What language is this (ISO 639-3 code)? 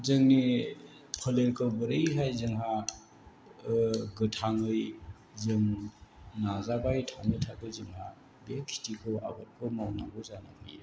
brx